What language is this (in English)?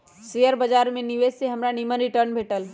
Magahi